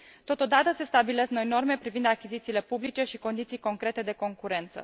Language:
Romanian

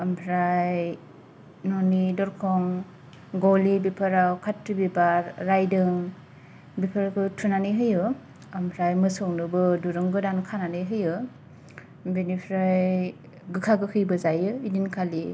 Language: Bodo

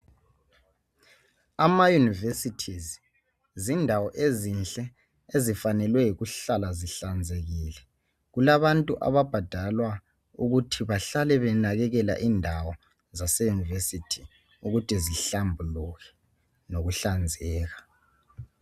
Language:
North Ndebele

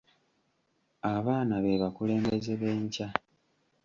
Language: Ganda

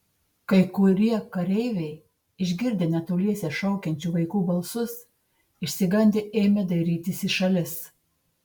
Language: Lithuanian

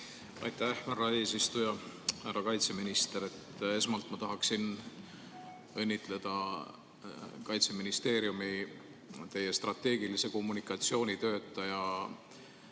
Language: Estonian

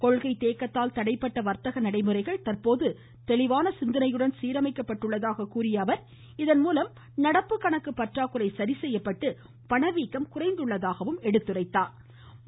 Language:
Tamil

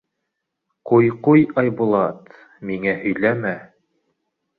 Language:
Bashkir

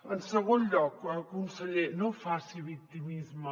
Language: Catalan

